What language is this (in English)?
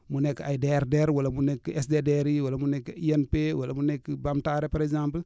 Wolof